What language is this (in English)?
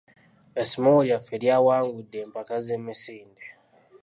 Ganda